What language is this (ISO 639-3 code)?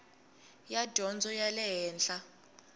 tso